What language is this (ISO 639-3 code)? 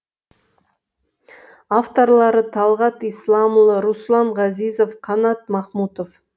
kaz